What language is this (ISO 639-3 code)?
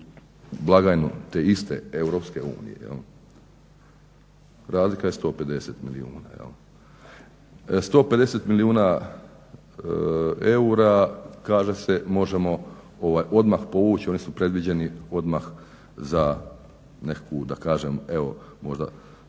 hrv